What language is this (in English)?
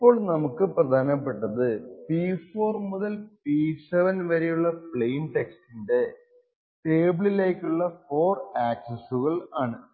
Malayalam